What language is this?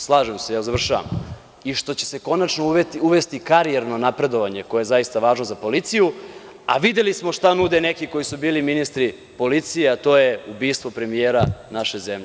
Serbian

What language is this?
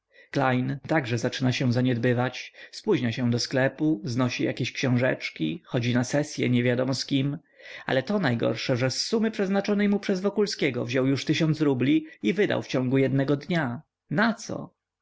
Polish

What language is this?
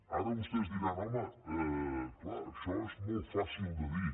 Catalan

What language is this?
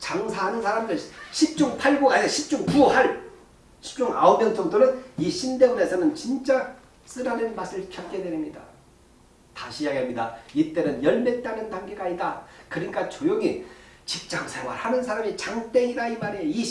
Korean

